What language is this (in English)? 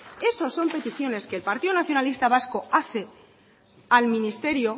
Spanish